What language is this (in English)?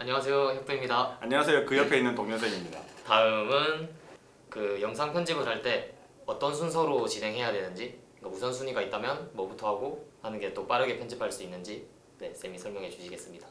Korean